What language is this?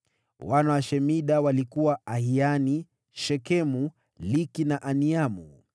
Swahili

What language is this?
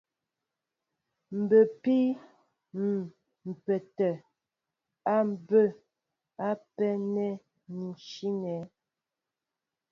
Mbo (Cameroon)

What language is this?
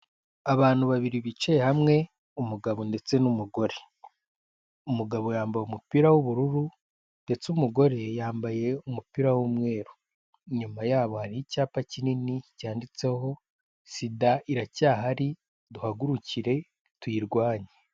Kinyarwanda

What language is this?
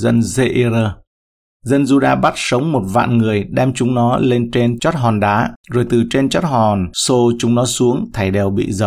Vietnamese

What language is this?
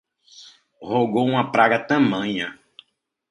Portuguese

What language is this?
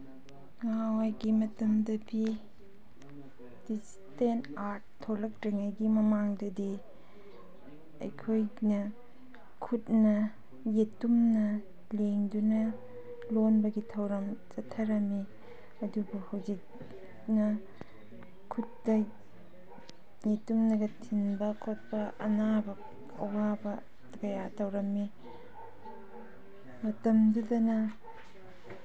Manipuri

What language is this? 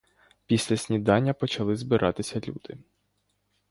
Ukrainian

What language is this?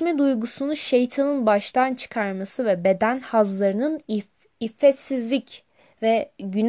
Turkish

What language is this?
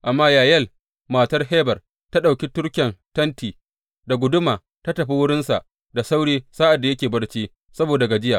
Hausa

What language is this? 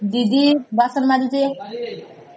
Odia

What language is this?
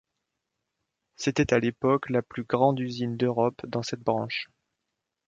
French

